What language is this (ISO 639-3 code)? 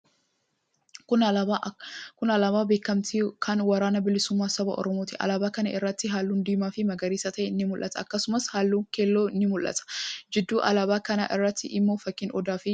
orm